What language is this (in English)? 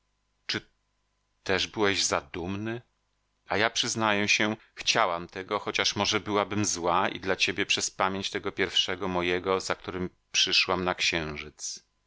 Polish